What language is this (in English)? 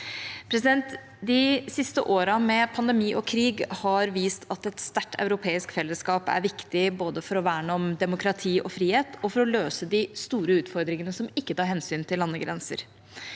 Norwegian